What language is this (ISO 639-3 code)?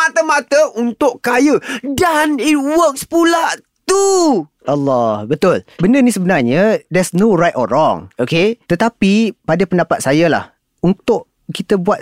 msa